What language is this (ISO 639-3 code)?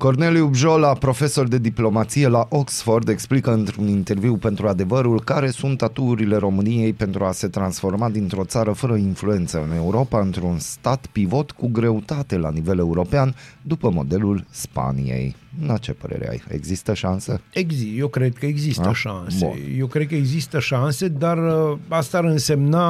ron